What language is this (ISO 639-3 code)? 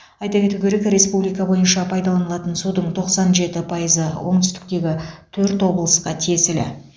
kaz